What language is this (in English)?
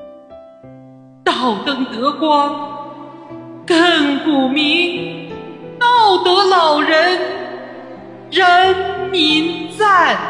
Chinese